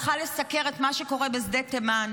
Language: Hebrew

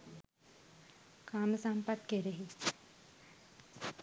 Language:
Sinhala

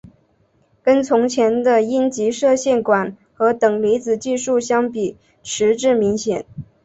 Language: Chinese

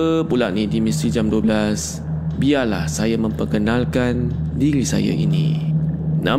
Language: Malay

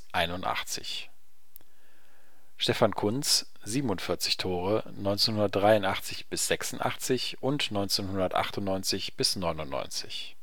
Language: German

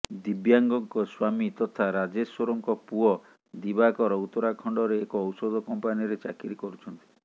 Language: Odia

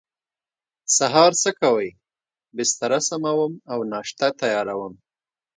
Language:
Pashto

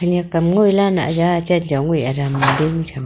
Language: Wancho Naga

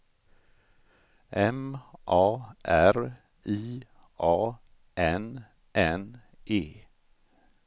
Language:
Swedish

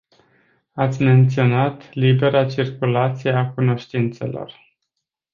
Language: Romanian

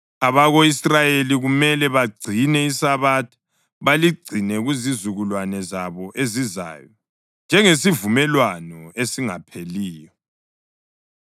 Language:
North Ndebele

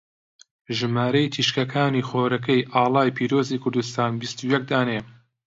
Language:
Central Kurdish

